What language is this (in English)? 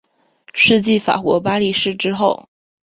Chinese